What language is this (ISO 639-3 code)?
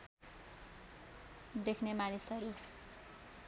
nep